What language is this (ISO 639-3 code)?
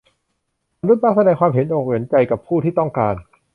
tha